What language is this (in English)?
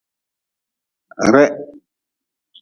Nawdm